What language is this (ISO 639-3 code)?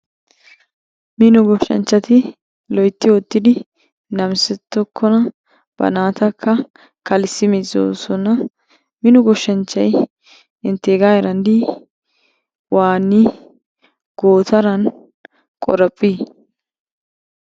wal